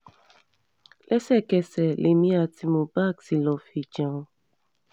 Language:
Yoruba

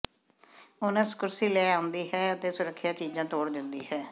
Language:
Punjabi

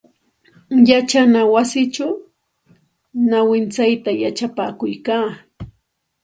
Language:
Santa Ana de Tusi Pasco Quechua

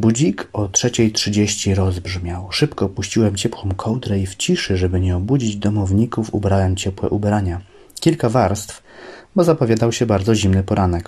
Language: Polish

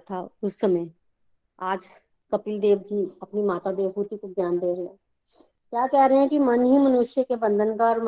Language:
Hindi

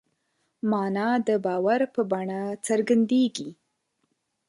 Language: Pashto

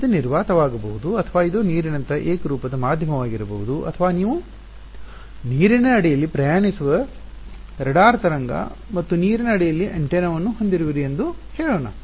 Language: Kannada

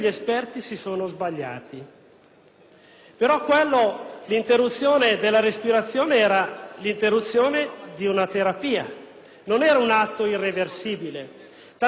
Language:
Italian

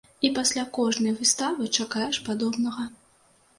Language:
Belarusian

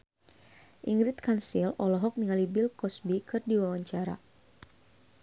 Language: Sundanese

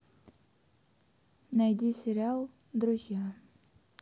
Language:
Russian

